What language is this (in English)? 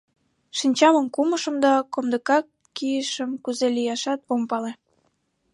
Mari